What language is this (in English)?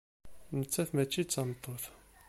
Kabyle